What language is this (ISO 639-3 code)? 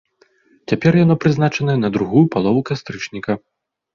bel